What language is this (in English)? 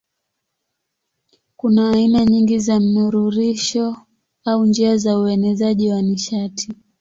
Swahili